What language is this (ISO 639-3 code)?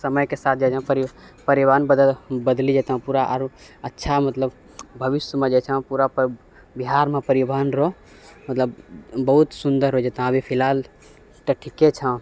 mai